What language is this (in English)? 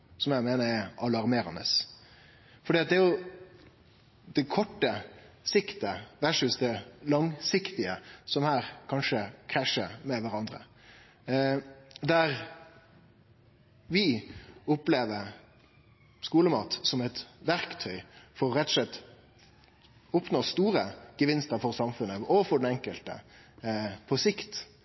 Norwegian Nynorsk